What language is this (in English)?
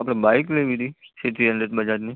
Gujarati